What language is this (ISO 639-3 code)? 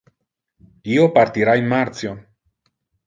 ina